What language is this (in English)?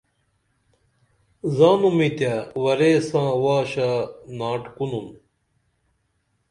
Dameli